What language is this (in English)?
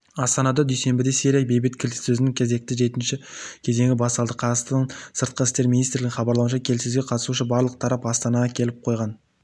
Kazakh